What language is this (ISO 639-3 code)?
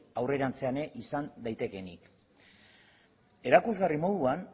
eus